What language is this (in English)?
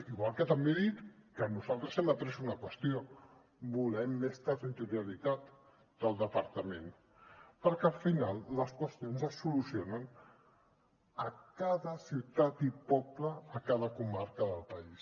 Catalan